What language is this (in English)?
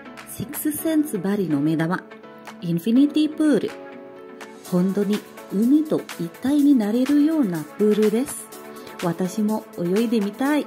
Japanese